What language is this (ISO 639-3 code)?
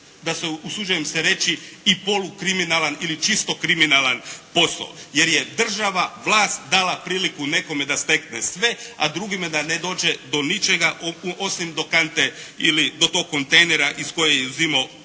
hrv